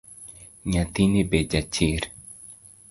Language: Luo (Kenya and Tanzania)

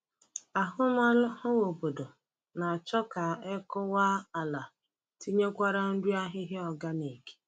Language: Igbo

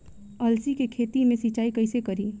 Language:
Bhojpuri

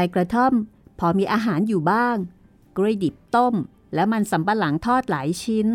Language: Thai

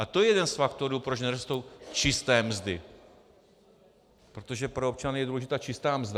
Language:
Czech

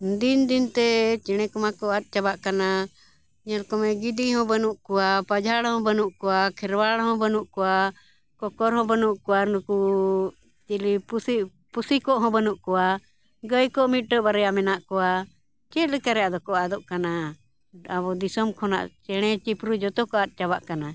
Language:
Santali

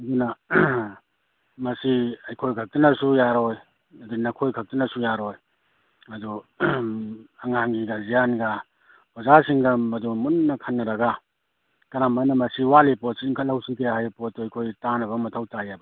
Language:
Manipuri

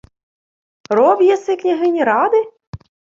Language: Ukrainian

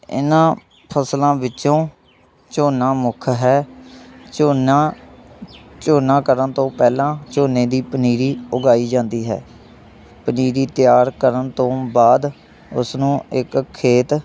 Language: Punjabi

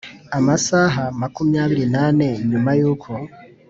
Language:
Kinyarwanda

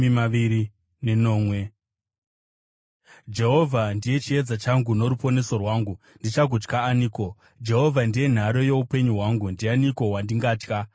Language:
Shona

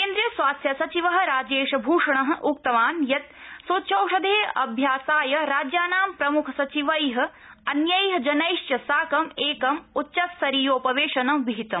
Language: Sanskrit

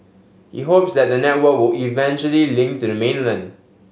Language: English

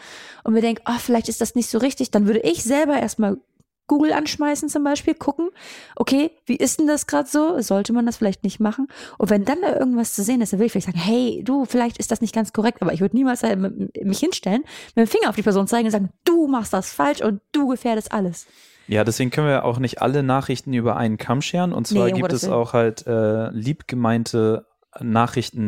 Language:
German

